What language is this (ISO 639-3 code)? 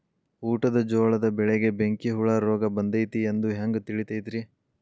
kan